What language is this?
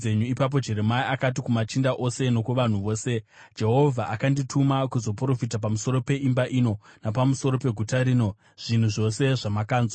Shona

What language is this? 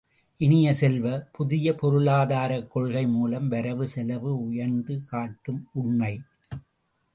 Tamil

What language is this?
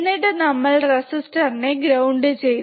Malayalam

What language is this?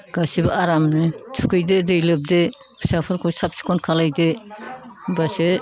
Bodo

